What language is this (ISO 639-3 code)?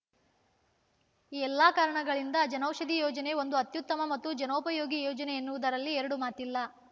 kan